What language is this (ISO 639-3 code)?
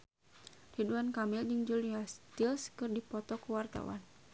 sun